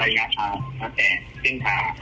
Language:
Thai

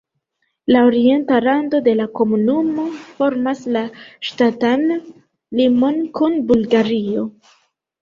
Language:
Esperanto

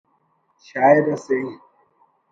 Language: Brahui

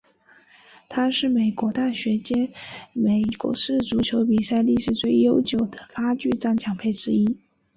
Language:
Chinese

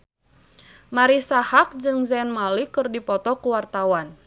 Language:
Sundanese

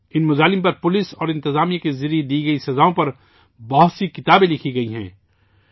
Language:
Urdu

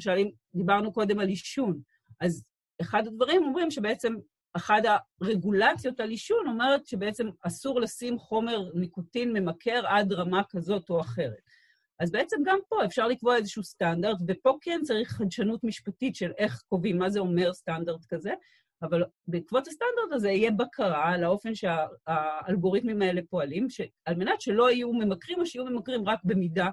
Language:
Hebrew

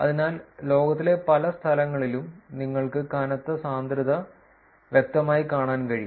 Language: Malayalam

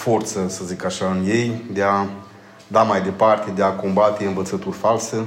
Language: Romanian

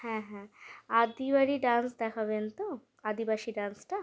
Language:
Bangla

